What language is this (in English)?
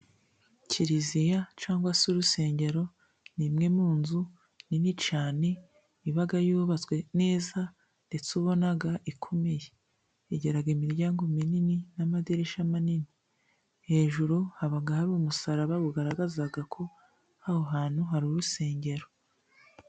Kinyarwanda